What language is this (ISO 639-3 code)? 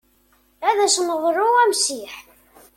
kab